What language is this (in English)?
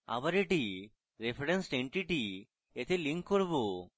Bangla